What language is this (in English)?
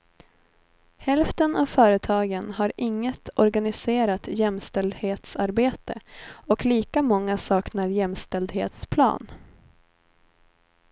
Swedish